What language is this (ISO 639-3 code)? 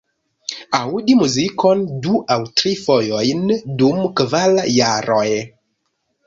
epo